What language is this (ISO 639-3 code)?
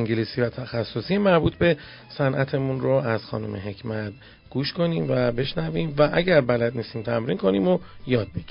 fas